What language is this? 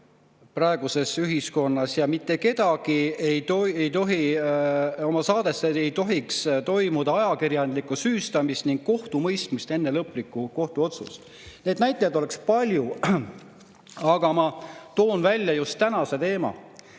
Estonian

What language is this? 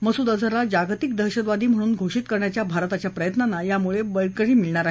Marathi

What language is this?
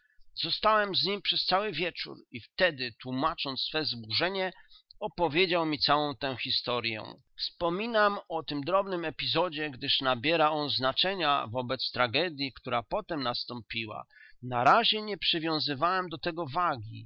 Polish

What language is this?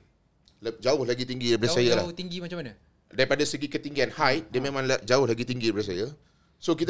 Malay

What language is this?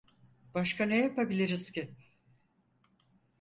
Turkish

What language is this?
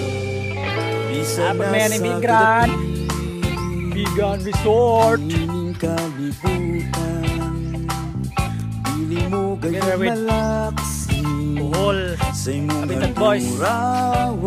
Indonesian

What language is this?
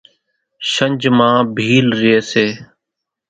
Kachi Koli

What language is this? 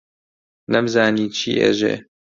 Central Kurdish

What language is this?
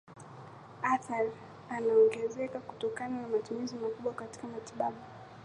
Swahili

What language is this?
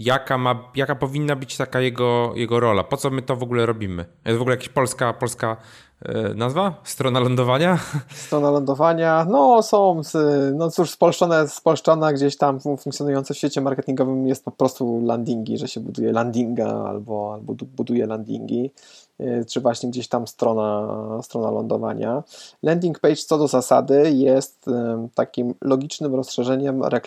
Polish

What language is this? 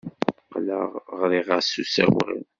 Kabyle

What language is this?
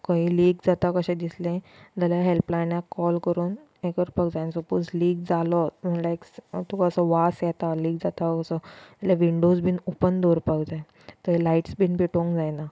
Konkani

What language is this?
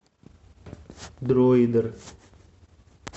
Russian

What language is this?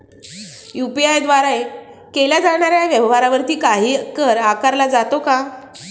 Marathi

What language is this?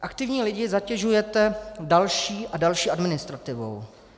Czech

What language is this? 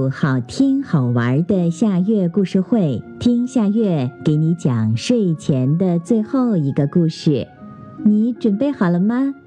Chinese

